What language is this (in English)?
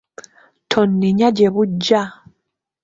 Ganda